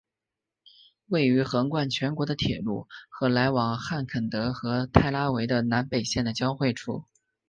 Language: Chinese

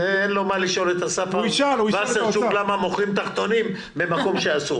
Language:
Hebrew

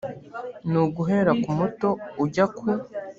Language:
Kinyarwanda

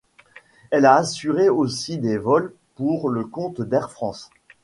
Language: French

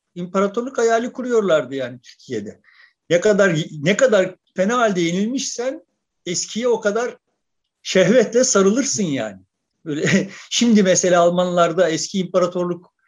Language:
Turkish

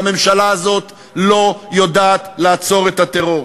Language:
Hebrew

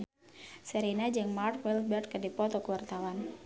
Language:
Sundanese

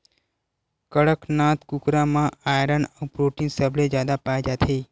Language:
Chhattisgarhi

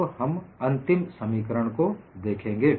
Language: Hindi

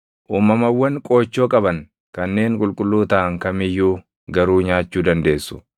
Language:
Oromo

